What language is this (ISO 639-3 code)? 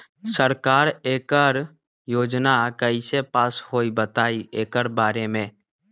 mag